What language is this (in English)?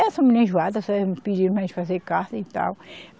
Portuguese